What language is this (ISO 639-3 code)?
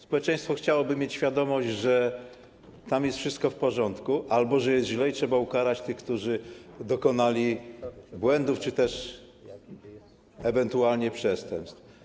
pol